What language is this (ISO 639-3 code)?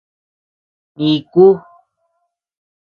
cux